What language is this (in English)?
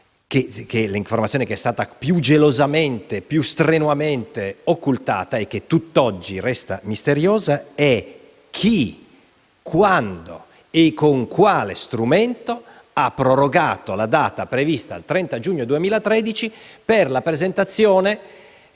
Italian